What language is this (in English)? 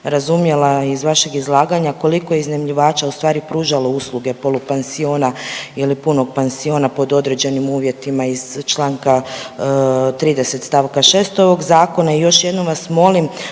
Croatian